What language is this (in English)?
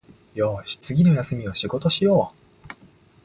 Japanese